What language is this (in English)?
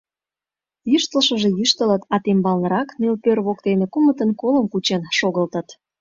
Mari